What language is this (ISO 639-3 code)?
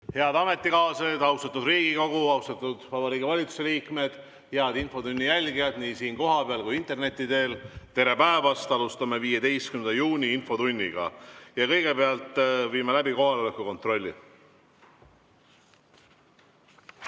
est